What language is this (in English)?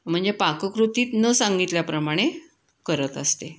Marathi